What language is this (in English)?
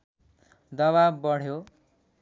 Nepali